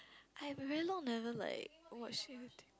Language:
English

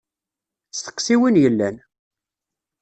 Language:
Kabyle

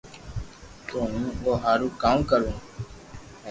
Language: Loarki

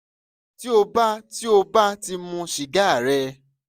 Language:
Yoruba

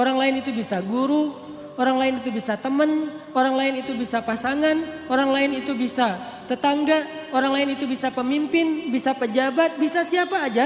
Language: Indonesian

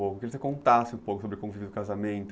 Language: Portuguese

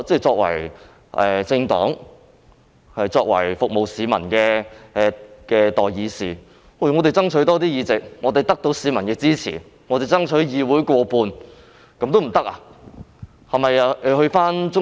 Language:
Cantonese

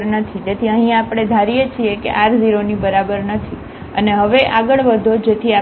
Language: Gujarati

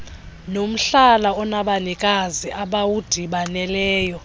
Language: Xhosa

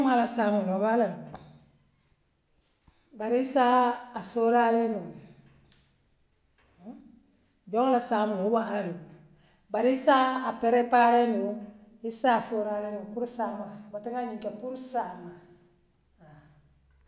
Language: Western Maninkakan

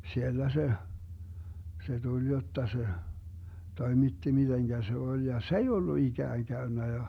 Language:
Finnish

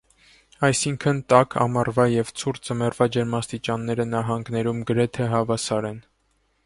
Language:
Armenian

